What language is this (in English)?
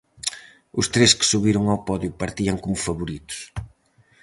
Galician